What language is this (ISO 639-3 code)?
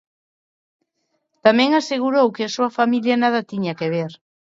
glg